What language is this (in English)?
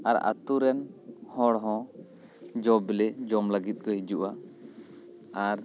Santali